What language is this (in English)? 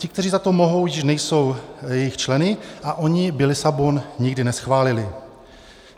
Czech